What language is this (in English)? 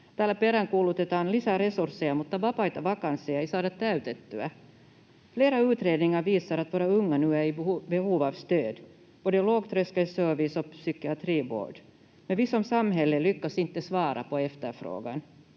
Finnish